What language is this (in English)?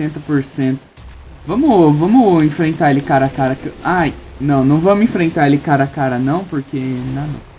Portuguese